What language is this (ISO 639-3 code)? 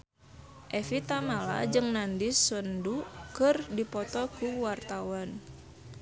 sun